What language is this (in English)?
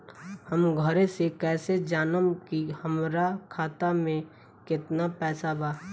Bhojpuri